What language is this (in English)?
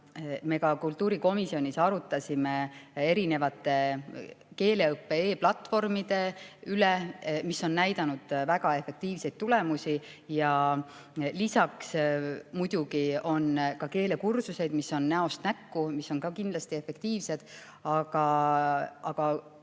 Estonian